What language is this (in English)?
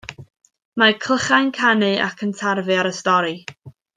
Welsh